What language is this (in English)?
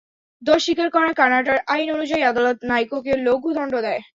Bangla